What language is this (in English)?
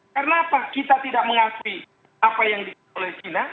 Indonesian